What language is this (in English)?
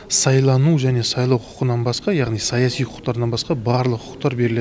Kazakh